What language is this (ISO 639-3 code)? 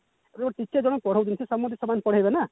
ori